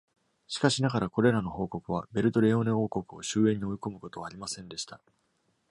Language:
Japanese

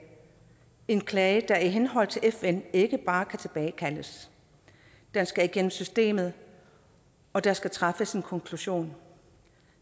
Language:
Danish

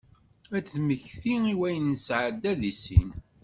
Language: Kabyle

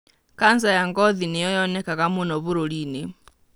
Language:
Kikuyu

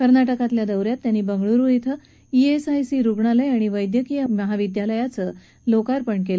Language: Marathi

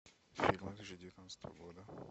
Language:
Russian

